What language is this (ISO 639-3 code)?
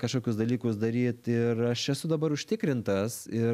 lit